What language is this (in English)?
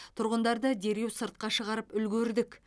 Kazakh